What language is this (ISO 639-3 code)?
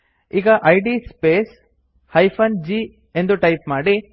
kan